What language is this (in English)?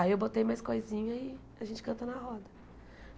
Portuguese